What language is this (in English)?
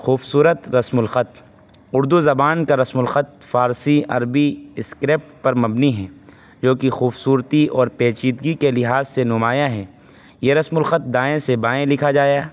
Urdu